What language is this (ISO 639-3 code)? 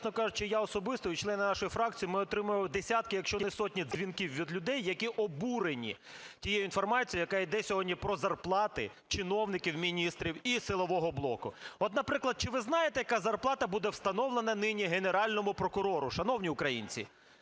ukr